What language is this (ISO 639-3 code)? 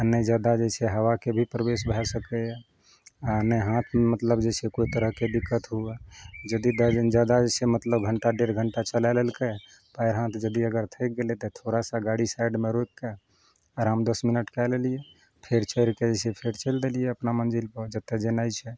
mai